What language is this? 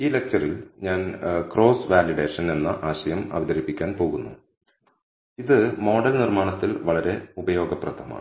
Malayalam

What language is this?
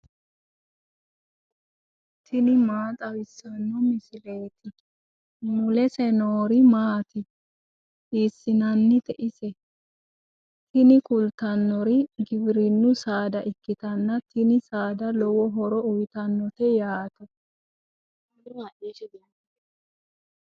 Sidamo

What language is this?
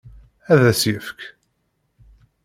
Kabyle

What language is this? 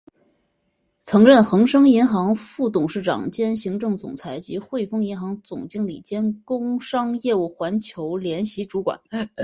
Chinese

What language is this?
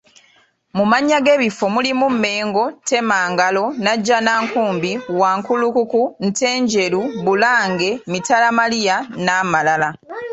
Ganda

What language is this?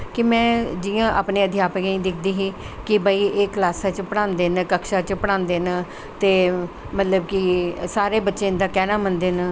Dogri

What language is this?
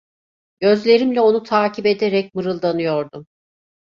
Turkish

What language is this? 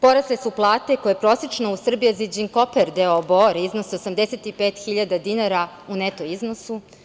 Serbian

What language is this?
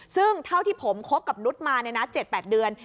Thai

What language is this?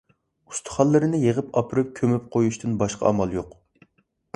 Uyghur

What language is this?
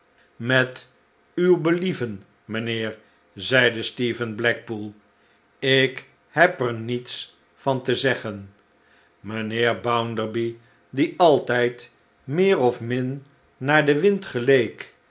Dutch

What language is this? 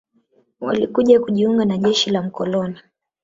Swahili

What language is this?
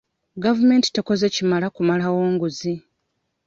Ganda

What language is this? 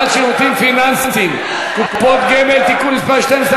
Hebrew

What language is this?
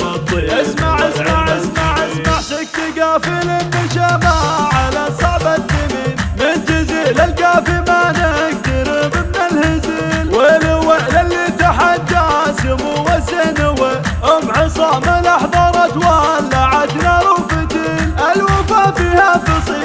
Arabic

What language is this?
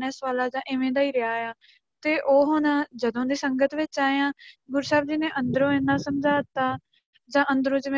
Punjabi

